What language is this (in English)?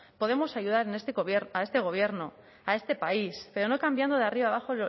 Spanish